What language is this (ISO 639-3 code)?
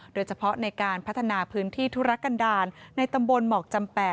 tha